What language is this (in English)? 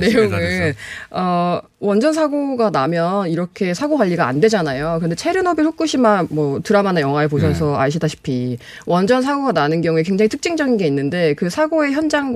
Korean